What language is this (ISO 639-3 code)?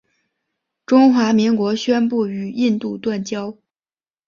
zho